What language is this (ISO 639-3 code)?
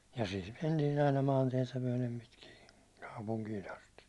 fin